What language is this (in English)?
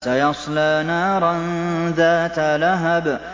Arabic